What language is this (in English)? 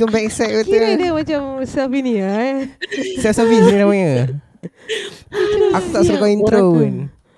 Malay